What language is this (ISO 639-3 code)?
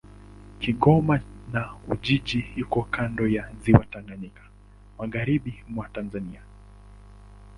swa